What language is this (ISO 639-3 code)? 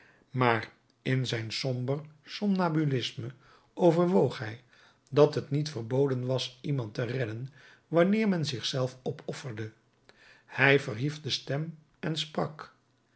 nld